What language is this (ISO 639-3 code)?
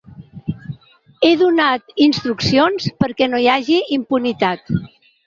cat